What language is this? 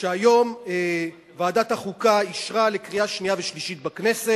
Hebrew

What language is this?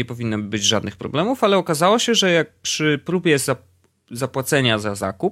Polish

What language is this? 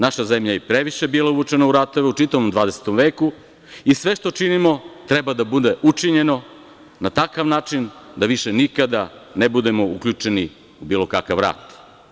Serbian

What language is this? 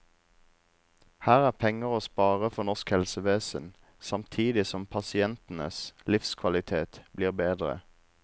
Norwegian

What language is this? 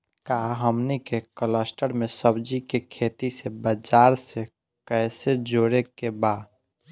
Bhojpuri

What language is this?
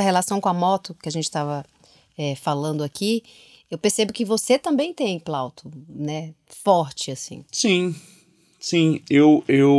Portuguese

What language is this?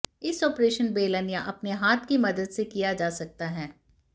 Hindi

